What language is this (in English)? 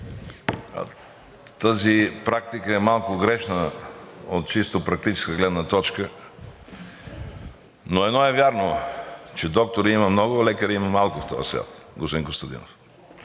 Bulgarian